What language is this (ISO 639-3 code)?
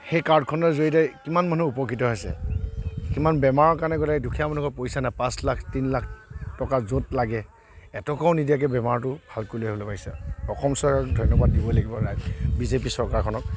asm